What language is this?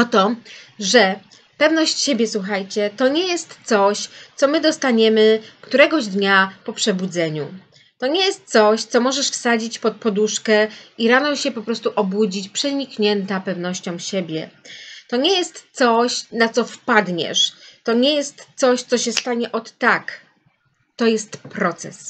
Polish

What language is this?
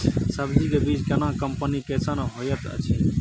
Maithili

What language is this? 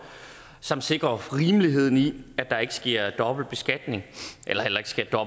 Danish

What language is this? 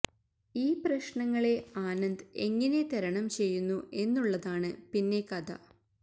Malayalam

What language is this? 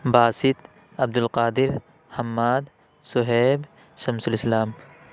Urdu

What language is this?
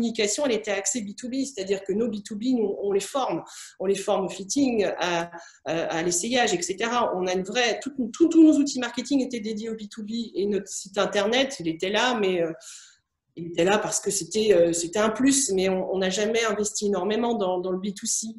French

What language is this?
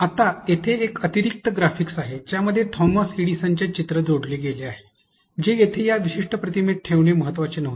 Marathi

